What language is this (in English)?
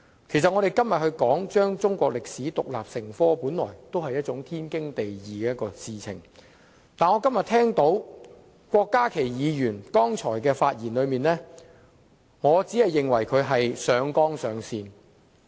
Cantonese